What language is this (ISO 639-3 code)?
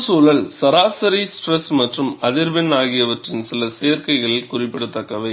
tam